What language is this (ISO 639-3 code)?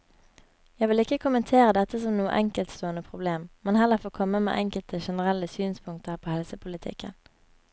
nor